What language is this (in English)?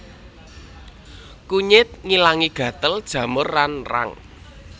Javanese